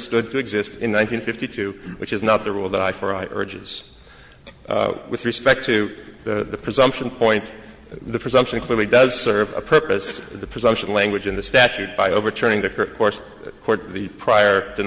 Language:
English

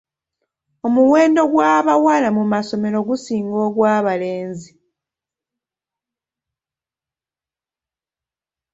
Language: Ganda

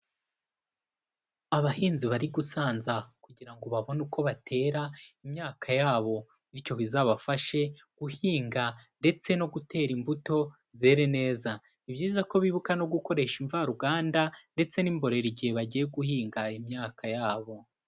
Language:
Kinyarwanda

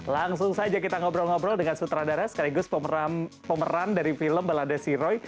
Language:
Indonesian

